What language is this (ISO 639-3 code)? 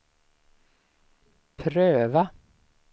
swe